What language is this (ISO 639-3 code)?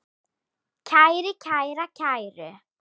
isl